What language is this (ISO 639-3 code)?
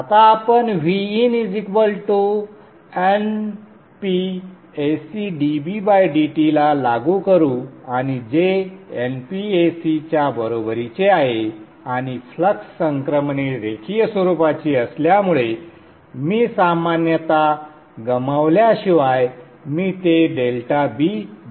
mar